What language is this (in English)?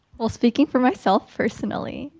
English